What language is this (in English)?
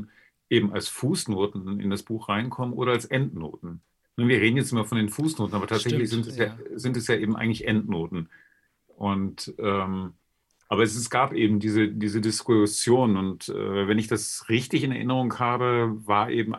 German